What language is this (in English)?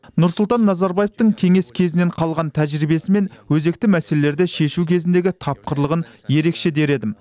Kazakh